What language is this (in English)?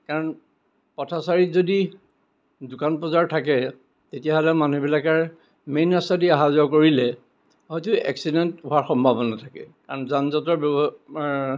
Assamese